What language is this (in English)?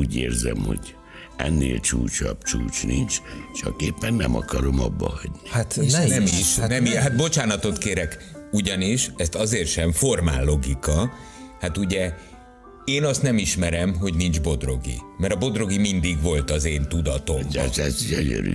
Hungarian